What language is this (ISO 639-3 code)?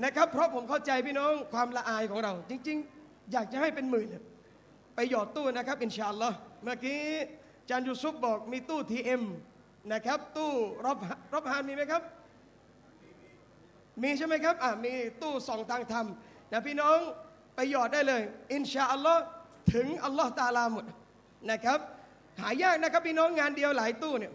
tha